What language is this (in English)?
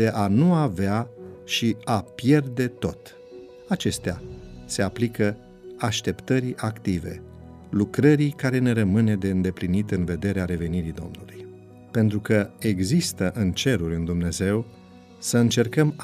Romanian